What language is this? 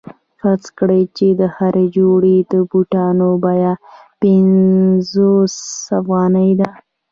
Pashto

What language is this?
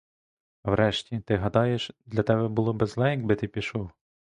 Ukrainian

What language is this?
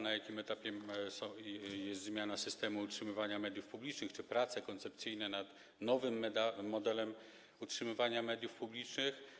Polish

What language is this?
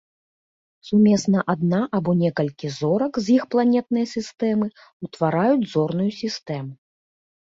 Belarusian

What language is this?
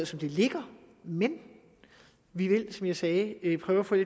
Danish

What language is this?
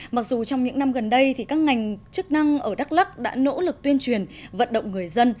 Vietnamese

